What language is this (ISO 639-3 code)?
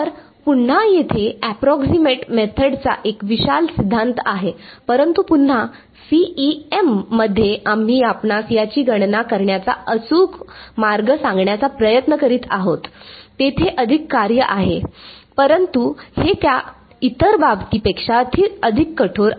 mar